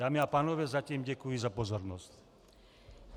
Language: Czech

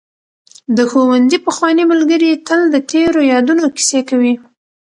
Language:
Pashto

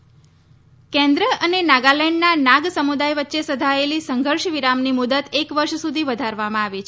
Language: Gujarati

